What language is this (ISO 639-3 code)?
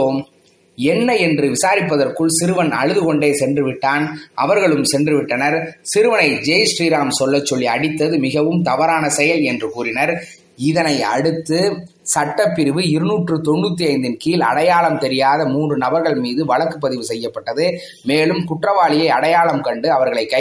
tam